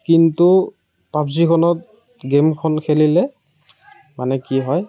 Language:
Assamese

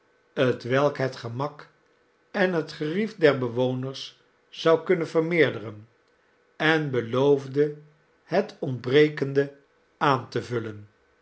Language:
Dutch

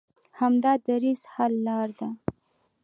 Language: Pashto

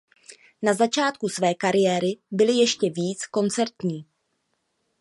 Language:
Czech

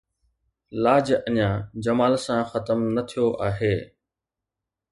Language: Sindhi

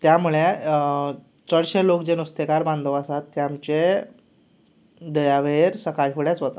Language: Konkani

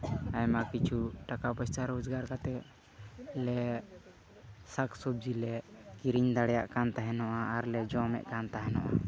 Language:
Santali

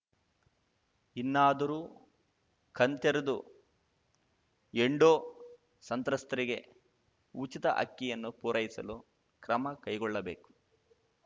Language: Kannada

